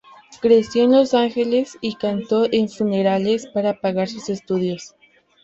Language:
Spanish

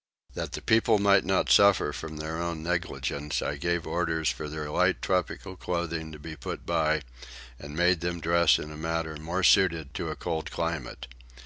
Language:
English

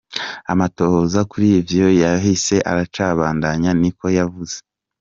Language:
Kinyarwanda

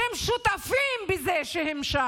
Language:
Hebrew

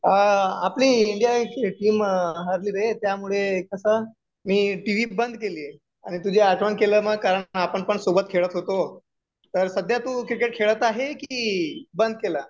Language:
Marathi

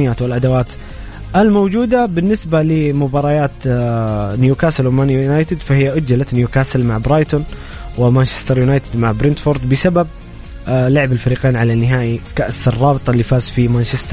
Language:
Arabic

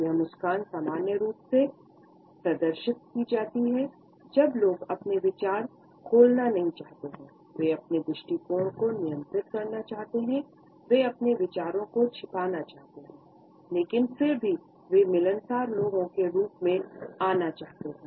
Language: Hindi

